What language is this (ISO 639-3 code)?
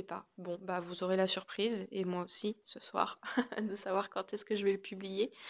fra